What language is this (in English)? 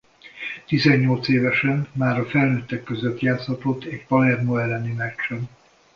Hungarian